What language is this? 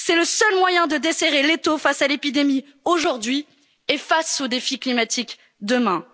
French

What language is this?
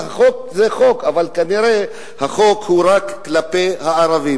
Hebrew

